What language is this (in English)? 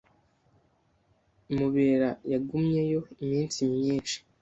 Kinyarwanda